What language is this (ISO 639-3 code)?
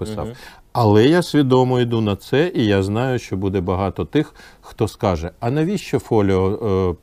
ukr